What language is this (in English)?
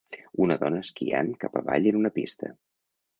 Catalan